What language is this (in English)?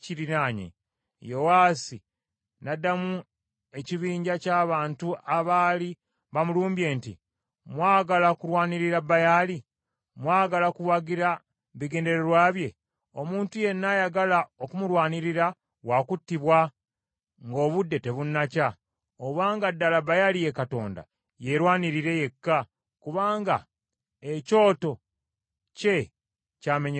Ganda